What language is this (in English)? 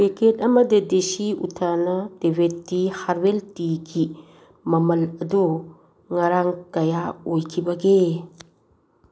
Manipuri